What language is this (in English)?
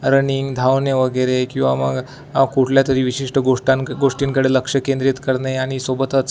Marathi